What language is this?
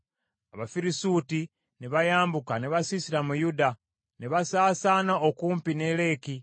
Ganda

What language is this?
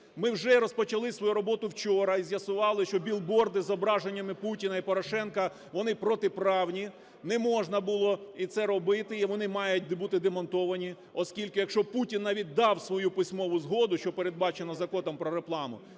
Ukrainian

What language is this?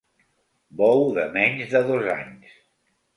Catalan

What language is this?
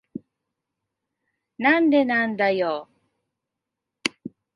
Japanese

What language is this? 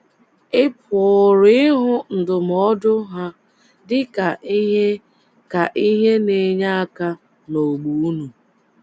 Igbo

